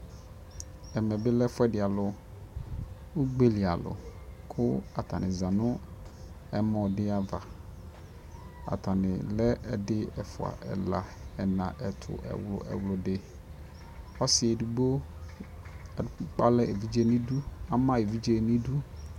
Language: Ikposo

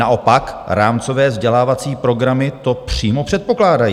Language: Czech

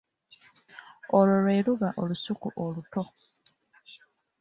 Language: Ganda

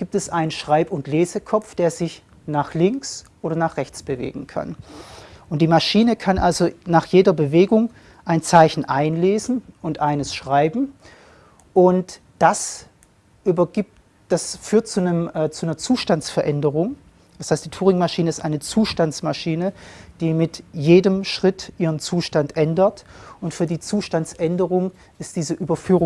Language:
German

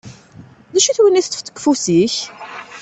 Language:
Kabyle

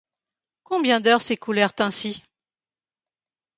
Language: French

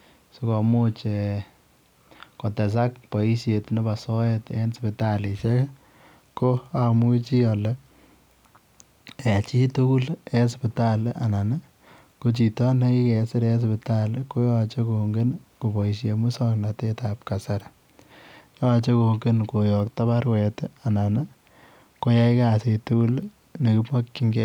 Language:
Kalenjin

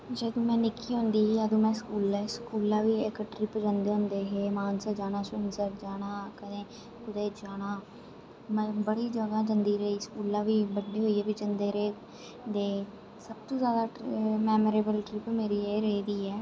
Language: Dogri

